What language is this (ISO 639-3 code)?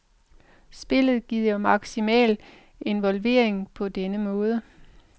dan